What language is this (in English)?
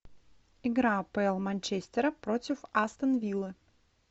Russian